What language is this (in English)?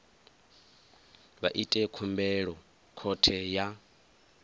Venda